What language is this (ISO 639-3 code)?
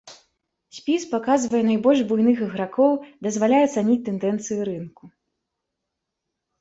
bel